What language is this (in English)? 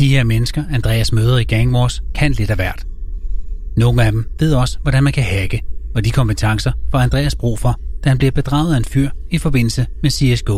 Danish